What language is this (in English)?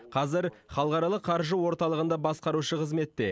Kazakh